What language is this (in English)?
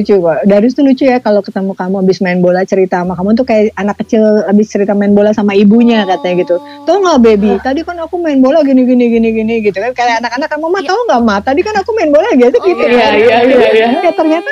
Indonesian